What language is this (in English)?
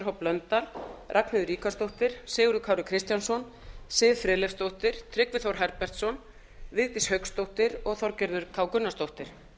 Icelandic